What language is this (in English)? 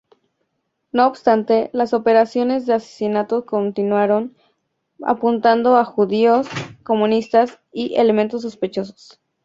Spanish